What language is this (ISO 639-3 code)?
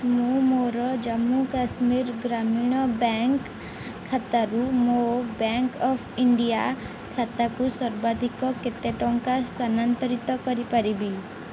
ori